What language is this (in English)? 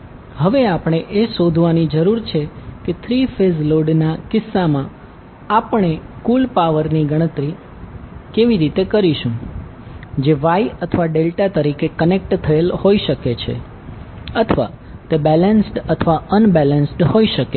Gujarati